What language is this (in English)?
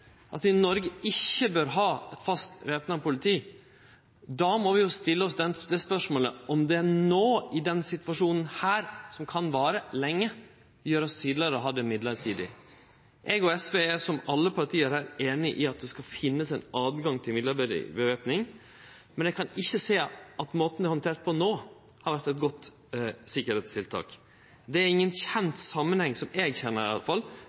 Norwegian Nynorsk